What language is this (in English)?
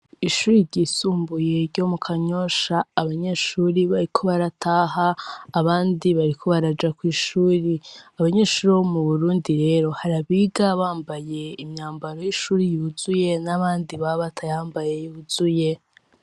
Rundi